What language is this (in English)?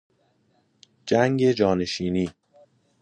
Persian